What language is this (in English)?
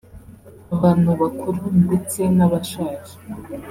Kinyarwanda